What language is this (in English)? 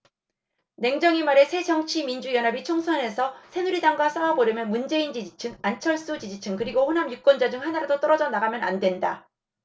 Korean